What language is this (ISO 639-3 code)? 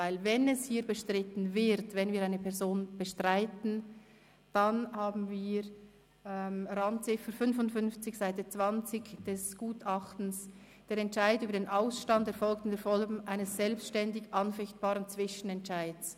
gsw